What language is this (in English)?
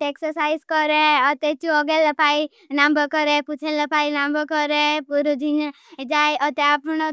Bhili